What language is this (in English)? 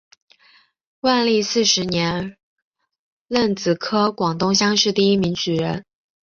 Chinese